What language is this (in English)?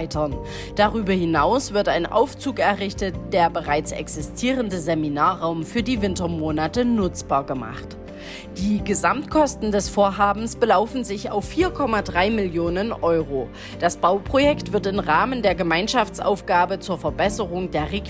German